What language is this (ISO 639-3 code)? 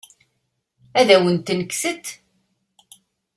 kab